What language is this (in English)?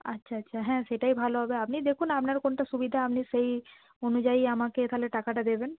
Bangla